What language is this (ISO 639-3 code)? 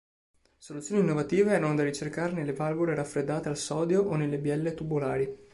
ita